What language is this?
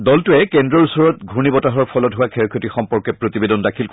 Assamese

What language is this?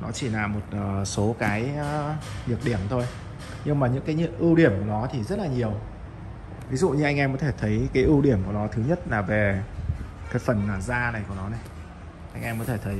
Vietnamese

